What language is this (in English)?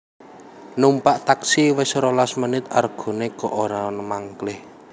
Javanese